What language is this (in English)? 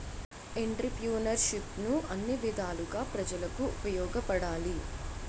Telugu